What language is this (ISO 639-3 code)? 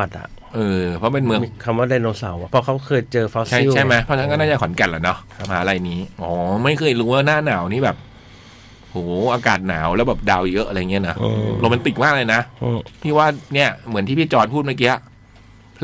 tha